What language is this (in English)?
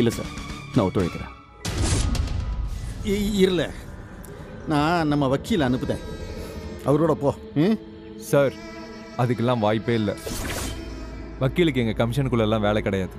Tamil